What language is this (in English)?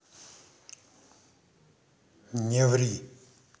Russian